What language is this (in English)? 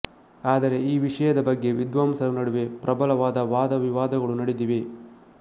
Kannada